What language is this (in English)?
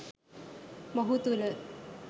Sinhala